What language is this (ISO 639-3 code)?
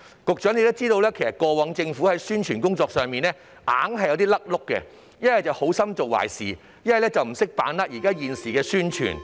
yue